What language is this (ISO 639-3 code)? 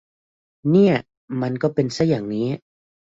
tha